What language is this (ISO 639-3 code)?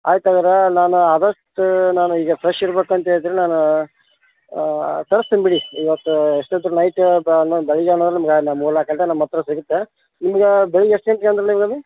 kan